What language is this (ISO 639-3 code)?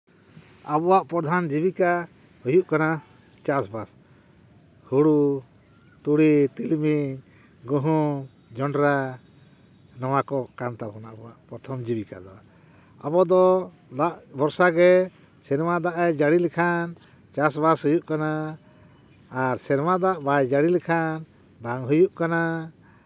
sat